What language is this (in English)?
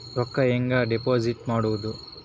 Kannada